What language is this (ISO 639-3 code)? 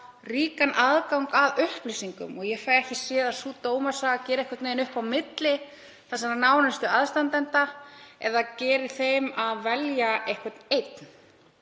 isl